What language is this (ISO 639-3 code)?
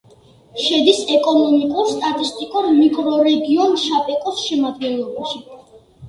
kat